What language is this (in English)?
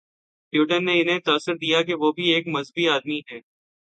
Urdu